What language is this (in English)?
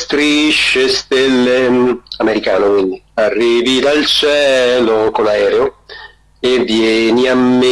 Italian